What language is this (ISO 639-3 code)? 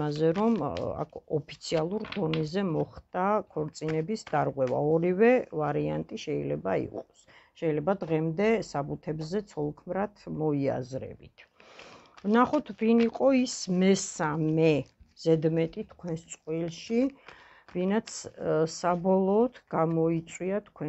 ron